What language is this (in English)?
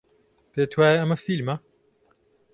Central Kurdish